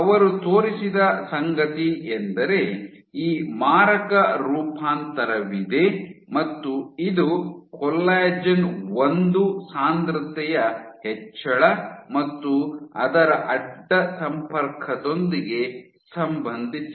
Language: Kannada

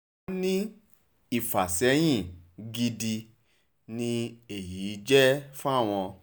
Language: Yoruba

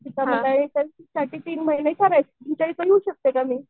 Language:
Marathi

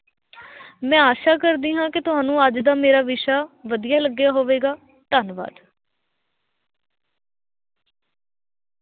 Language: Punjabi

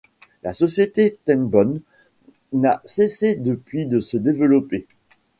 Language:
French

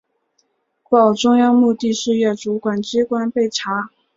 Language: Chinese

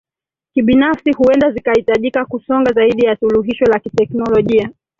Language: Swahili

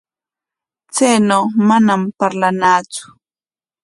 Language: Corongo Ancash Quechua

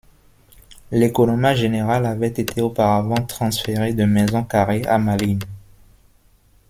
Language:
French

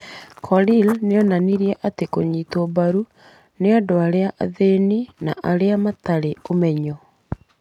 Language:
Kikuyu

